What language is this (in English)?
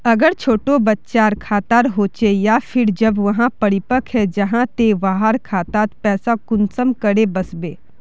Magahi